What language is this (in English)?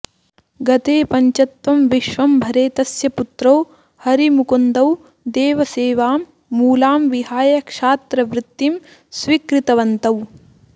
Sanskrit